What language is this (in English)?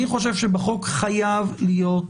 Hebrew